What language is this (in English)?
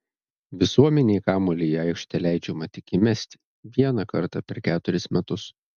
Lithuanian